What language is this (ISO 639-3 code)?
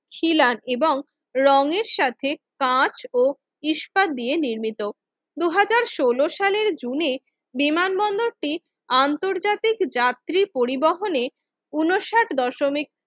ben